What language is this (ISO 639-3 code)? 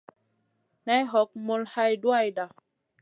mcn